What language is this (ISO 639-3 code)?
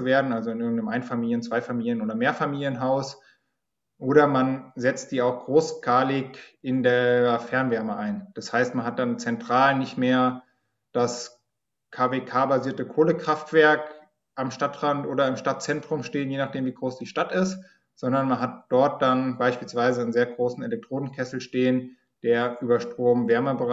deu